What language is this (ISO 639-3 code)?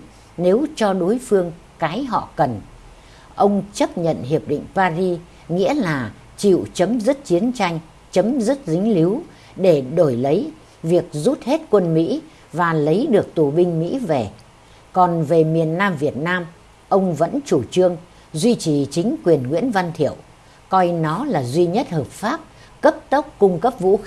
vie